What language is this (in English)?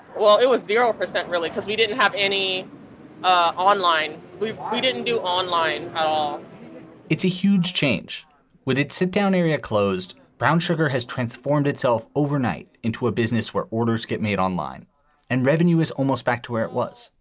English